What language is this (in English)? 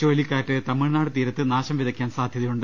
Malayalam